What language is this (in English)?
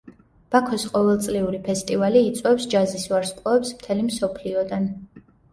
Georgian